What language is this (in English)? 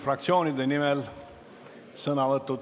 Estonian